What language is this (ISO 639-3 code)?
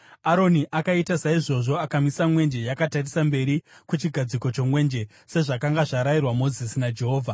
sna